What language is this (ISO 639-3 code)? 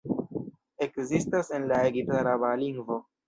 epo